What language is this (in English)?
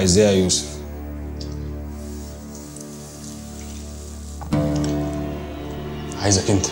Arabic